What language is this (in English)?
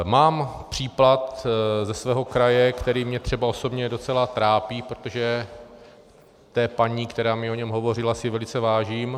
Czech